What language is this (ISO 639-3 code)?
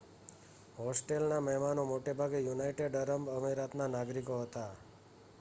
guj